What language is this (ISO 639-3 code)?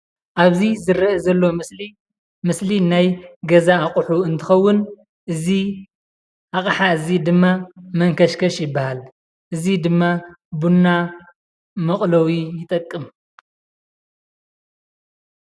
tir